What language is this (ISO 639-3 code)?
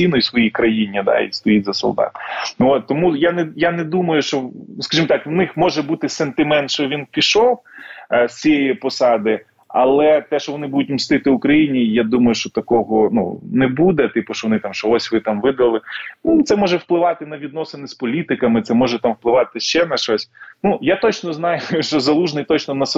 ukr